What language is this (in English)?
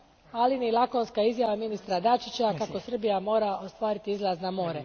Croatian